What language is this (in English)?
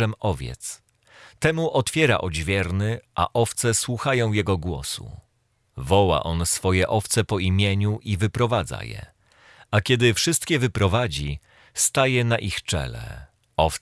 Polish